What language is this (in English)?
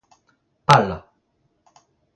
Breton